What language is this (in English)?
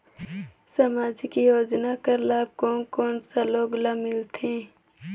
Chhattisgarhi